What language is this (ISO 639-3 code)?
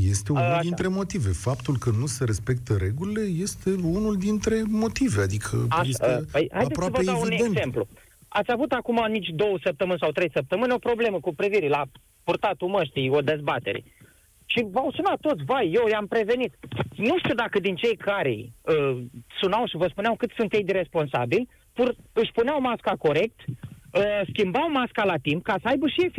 ron